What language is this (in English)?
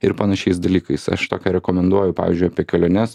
Lithuanian